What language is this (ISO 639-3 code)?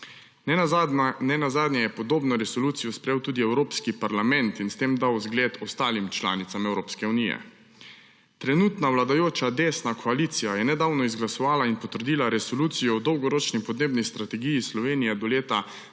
slv